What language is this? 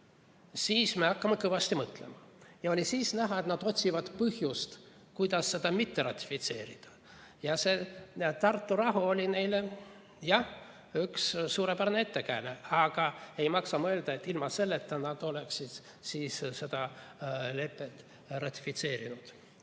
Estonian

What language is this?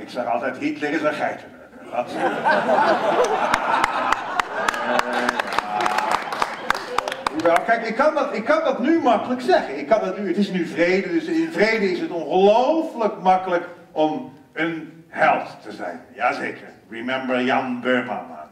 Dutch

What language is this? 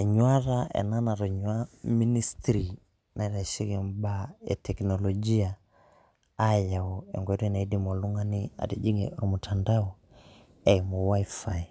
Masai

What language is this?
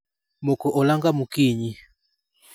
Luo (Kenya and Tanzania)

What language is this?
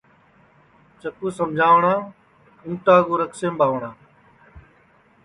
Sansi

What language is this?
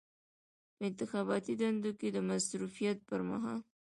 Pashto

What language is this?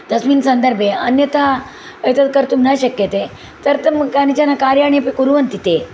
Sanskrit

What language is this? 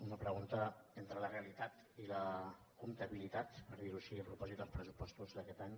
Catalan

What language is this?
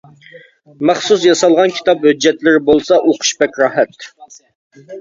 Uyghur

